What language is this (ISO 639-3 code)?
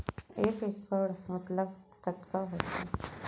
hne